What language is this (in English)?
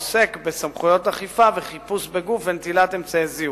Hebrew